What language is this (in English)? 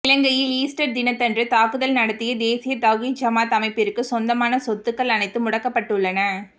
Tamil